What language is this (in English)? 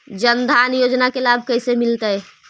Magahi